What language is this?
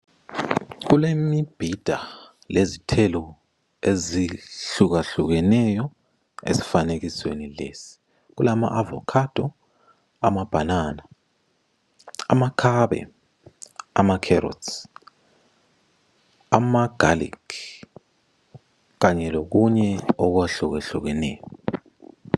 North Ndebele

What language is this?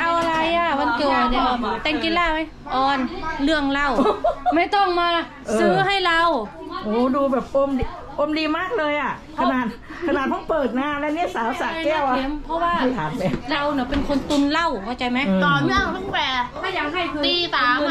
Thai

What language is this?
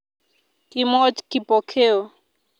Kalenjin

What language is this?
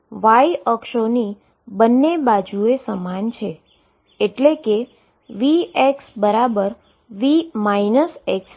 Gujarati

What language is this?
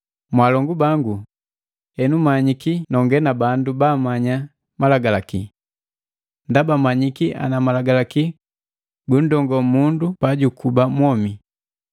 Matengo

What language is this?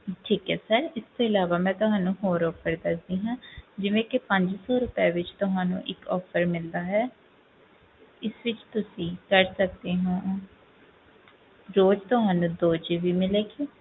Punjabi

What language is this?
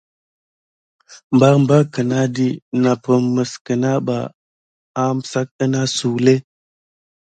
Gidar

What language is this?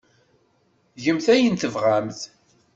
Kabyle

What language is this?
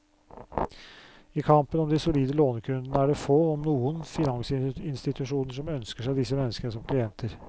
Norwegian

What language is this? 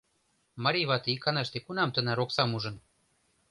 Mari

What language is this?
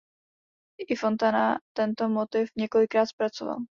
Czech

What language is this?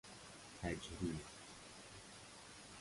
Persian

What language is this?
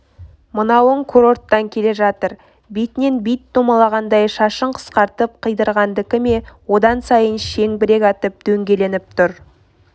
Kazakh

